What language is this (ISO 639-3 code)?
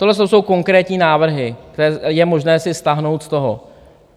ces